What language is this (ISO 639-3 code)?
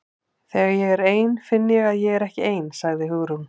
isl